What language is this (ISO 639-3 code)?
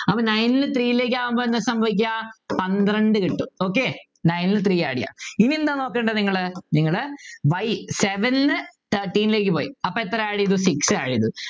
mal